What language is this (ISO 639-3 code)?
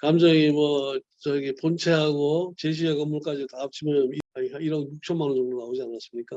kor